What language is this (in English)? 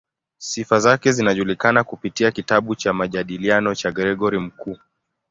Swahili